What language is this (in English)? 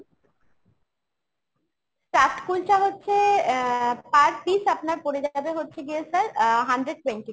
Bangla